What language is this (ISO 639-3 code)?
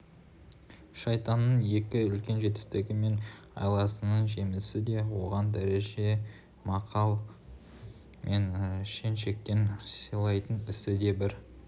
kaz